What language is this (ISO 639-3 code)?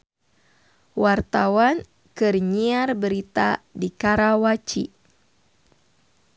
sun